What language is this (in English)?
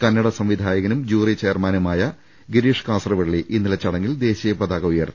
Malayalam